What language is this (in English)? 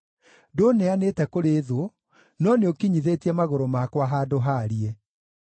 Kikuyu